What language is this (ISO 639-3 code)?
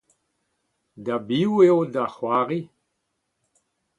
bre